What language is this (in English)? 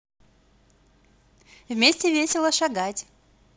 Russian